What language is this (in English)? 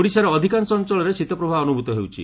Odia